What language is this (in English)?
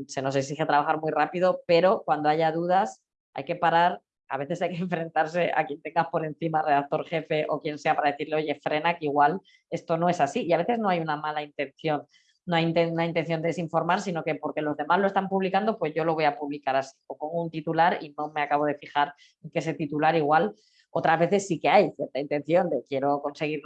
Spanish